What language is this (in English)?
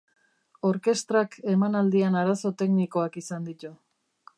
Basque